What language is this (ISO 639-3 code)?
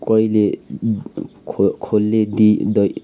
nep